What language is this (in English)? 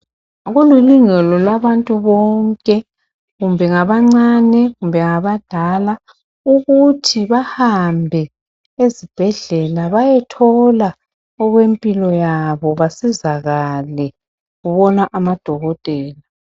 North Ndebele